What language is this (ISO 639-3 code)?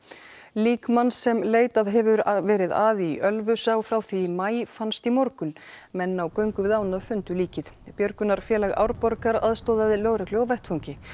isl